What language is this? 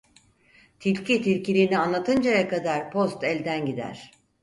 Turkish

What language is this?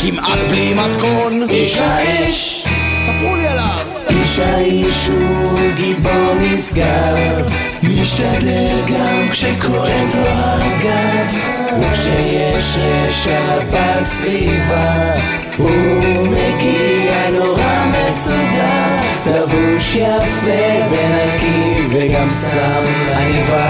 Hebrew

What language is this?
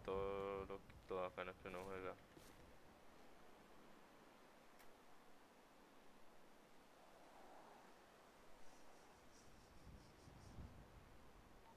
Spanish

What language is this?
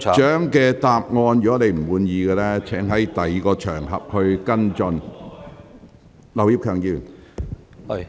Cantonese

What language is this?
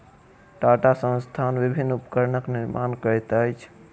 Maithili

